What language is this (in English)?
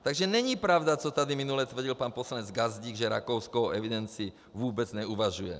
Czech